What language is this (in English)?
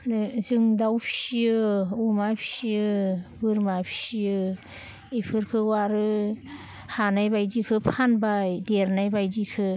Bodo